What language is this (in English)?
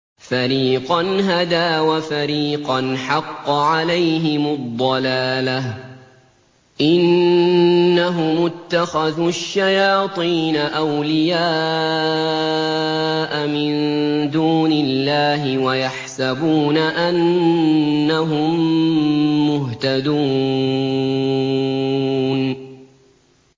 Arabic